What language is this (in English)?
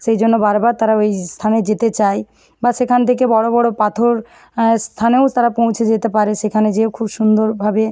Bangla